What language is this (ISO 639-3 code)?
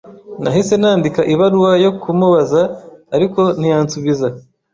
kin